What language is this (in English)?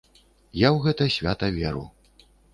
Belarusian